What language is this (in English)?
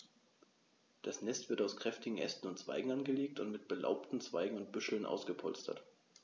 German